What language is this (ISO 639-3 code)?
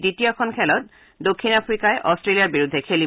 asm